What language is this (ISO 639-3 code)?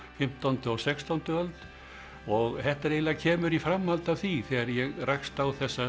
isl